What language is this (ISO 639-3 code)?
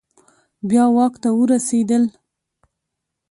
pus